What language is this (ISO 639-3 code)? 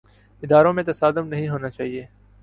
urd